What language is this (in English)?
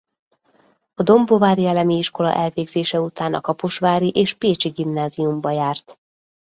Hungarian